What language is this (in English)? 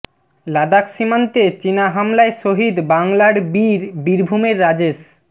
Bangla